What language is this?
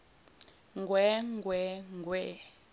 Zulu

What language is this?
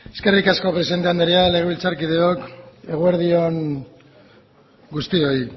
Basque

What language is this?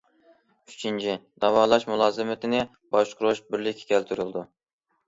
Uyghur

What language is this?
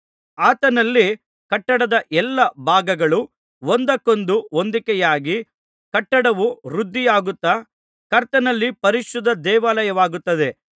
Kannada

